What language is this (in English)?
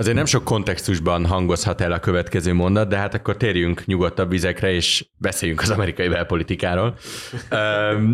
Hungarian